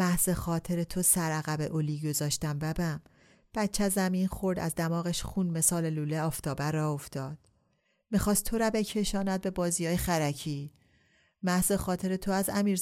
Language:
Persian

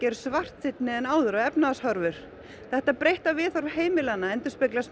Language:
Icelandic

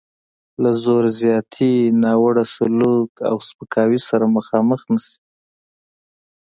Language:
Pashto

